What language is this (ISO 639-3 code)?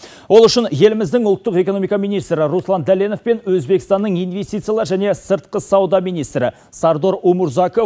kaz